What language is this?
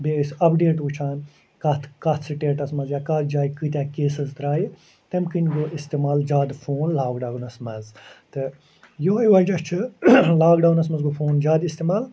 Kashmiri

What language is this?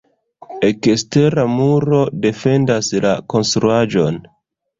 Esperanto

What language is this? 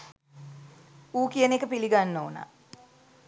Sinhala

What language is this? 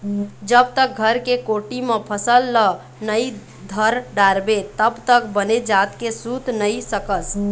Chhattisgarhi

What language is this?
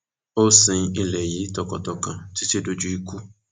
Yoruba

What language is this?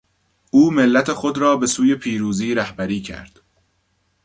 Persian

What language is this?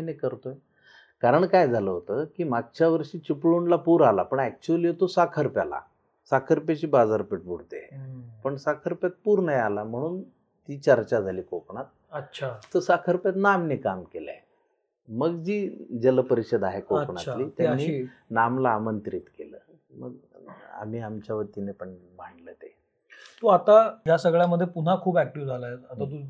Marathi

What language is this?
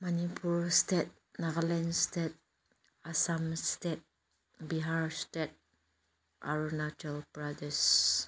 Manipuri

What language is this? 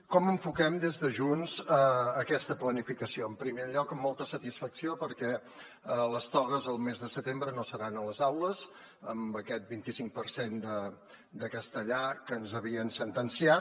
Catalan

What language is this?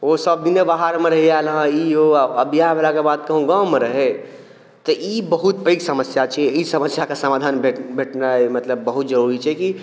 Maithili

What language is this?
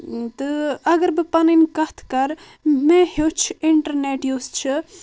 Kashmiri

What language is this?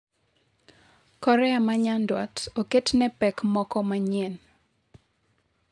Luo (Kenya and Tanzania)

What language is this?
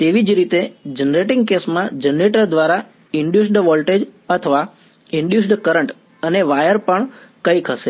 Gujarati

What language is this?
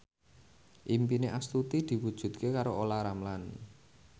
Javanese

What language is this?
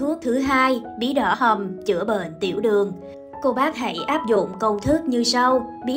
Vietnamese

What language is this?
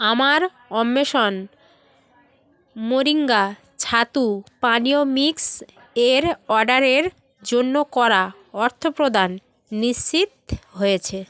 Bangla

